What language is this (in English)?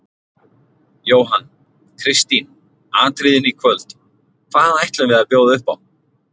Icelandic